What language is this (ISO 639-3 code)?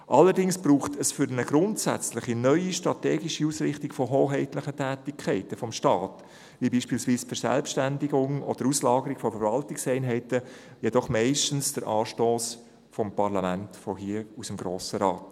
gsw